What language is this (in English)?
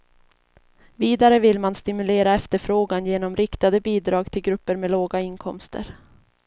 Swedish